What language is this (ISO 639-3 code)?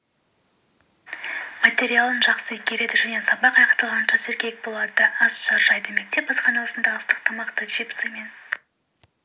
kaz